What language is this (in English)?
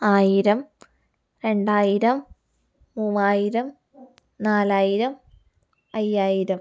Malayalam